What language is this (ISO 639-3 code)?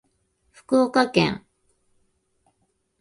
jpn